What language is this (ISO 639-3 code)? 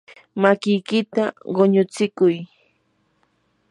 qur